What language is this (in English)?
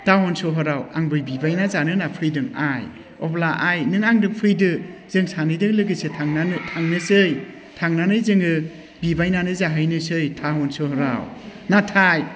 Bodo